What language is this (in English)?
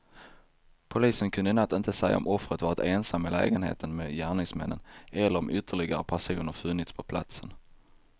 Swedish